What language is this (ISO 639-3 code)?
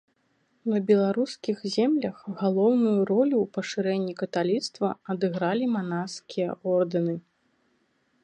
bel